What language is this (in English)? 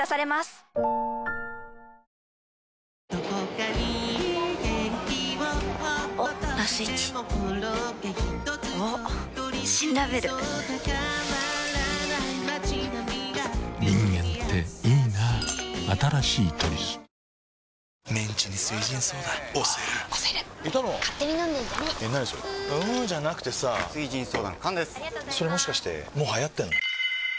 Japanese